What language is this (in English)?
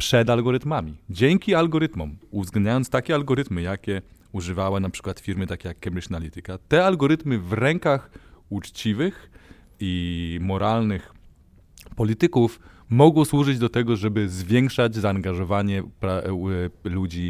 Polish